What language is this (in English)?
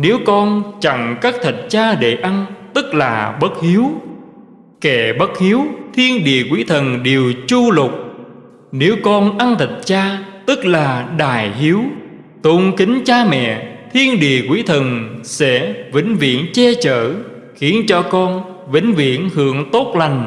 Vietnamese